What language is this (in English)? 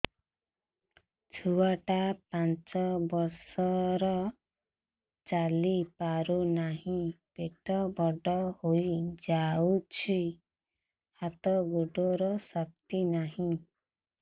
Odia